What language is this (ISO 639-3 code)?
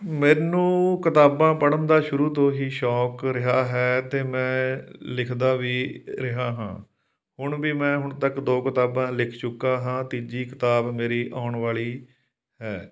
pan